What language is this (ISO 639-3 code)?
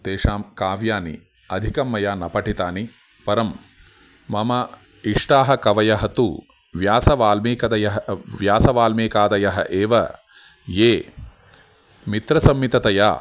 san